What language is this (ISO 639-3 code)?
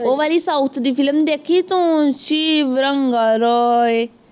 pan